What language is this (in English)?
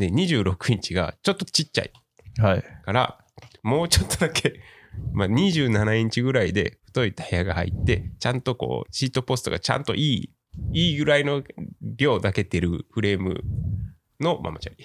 Japanese